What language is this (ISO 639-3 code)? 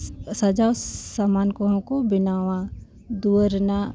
sat